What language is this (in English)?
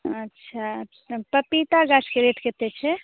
Maithili